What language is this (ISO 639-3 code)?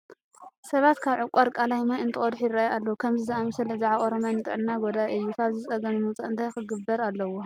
tir